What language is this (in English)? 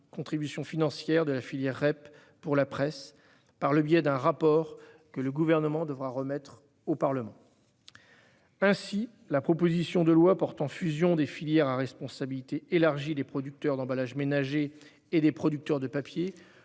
French